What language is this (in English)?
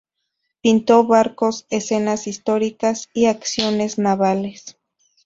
Spanish